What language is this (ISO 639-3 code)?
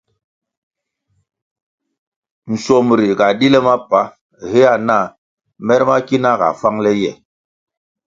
nmg